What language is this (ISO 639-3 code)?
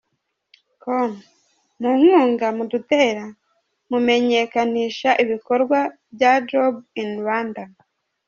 kin